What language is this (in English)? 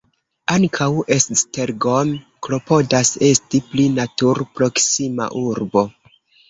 Esperanto